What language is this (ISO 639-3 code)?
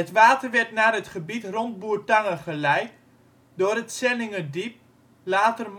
nld